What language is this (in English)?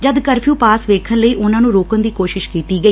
Punjabi